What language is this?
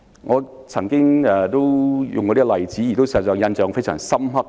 Cantonese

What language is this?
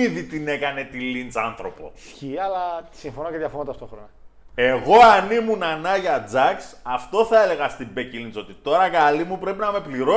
Greek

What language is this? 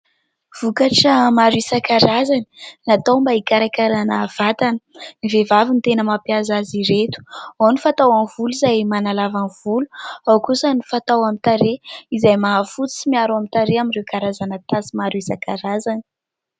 Malagasy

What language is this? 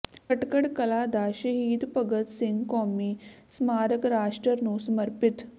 Punjabi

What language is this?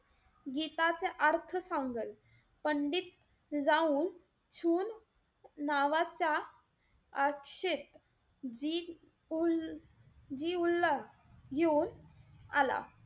Marathi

